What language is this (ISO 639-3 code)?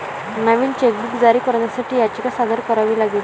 mar